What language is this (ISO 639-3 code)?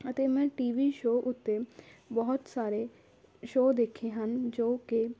pan